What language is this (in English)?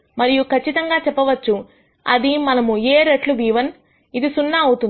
Telugu